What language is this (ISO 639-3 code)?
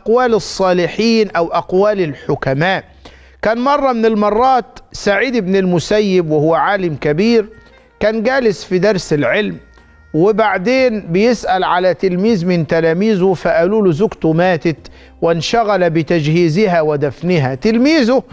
ara